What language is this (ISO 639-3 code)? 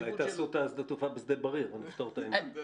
heb